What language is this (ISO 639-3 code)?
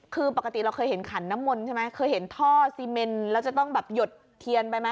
tha